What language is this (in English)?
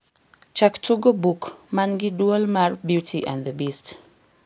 Luo (Kenya and Tanzania)